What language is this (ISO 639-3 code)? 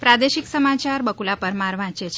guj